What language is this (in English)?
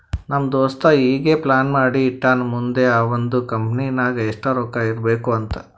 Kannada